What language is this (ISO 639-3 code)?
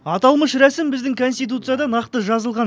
kaz